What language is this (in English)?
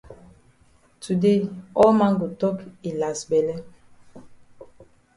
Cameroon Pidgin